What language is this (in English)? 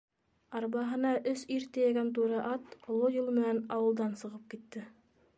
Bashkir